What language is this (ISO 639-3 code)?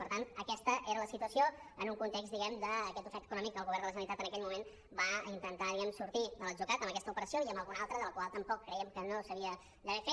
cat